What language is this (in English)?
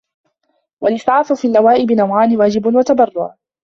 Arabic